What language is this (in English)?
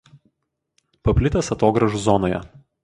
Lithuanian